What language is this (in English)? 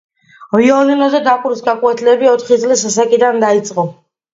Georgian